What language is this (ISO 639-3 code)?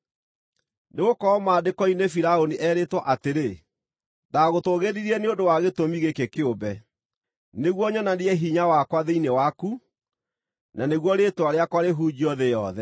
kik